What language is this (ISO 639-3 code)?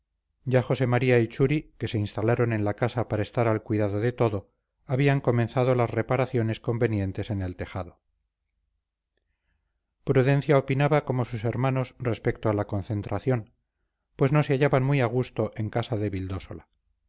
spa